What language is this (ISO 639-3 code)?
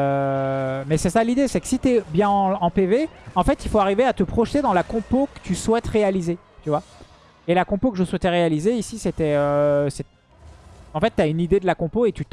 fra